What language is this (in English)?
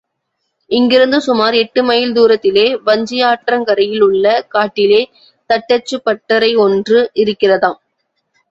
Tamil